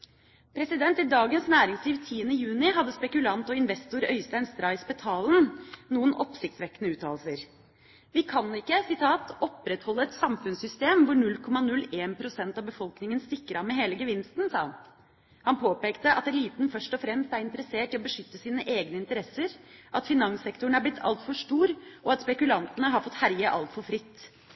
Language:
Norwegian Bokmål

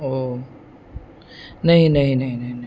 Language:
Urdu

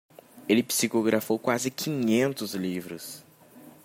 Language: Portuguese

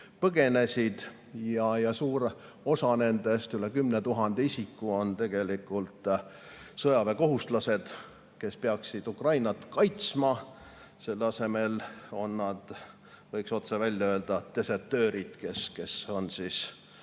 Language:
Estonian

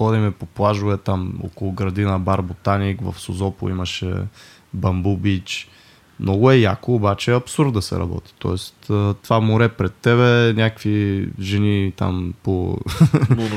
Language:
Bulgarian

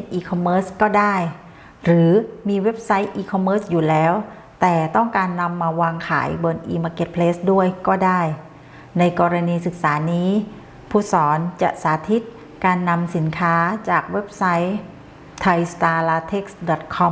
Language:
Thai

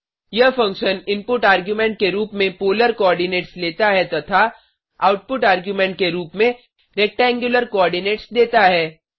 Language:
Hindi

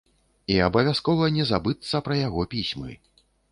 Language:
Belarusian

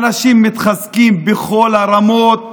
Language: Hebrew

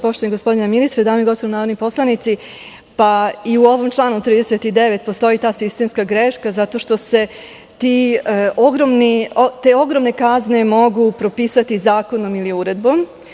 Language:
Serbian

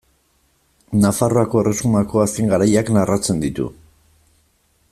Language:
Basque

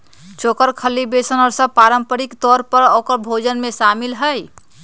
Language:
Magahi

